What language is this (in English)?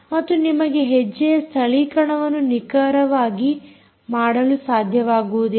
Kannada